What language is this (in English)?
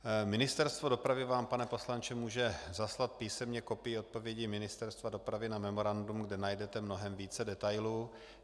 Czech